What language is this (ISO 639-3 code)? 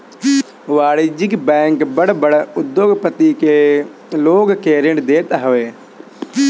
bho